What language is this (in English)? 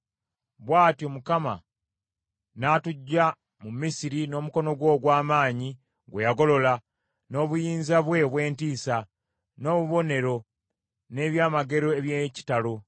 Ganda